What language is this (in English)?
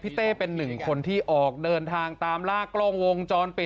Thai